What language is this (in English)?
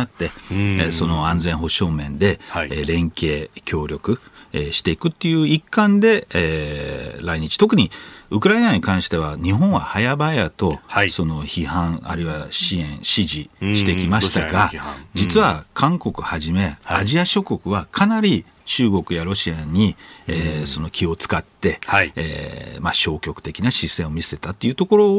Japanese